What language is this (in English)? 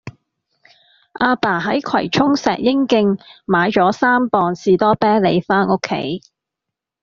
Cantonese